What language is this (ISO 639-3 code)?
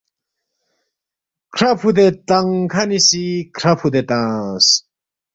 bft